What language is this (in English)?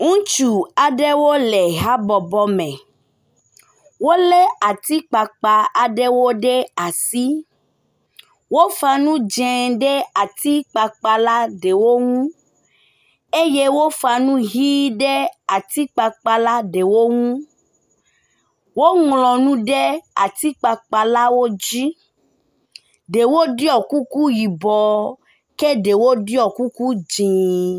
Ewe